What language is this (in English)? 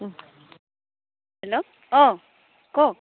Assamese